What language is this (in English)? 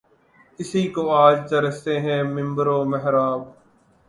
Urdu